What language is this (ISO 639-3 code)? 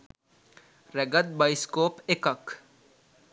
sin